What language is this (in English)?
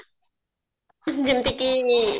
Odia